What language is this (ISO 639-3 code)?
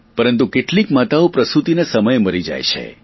guj